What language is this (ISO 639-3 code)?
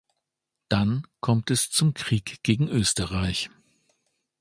deu